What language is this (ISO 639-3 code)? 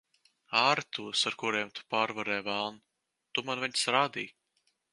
lav